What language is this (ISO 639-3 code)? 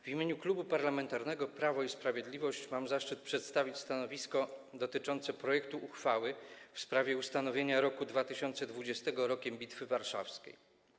pol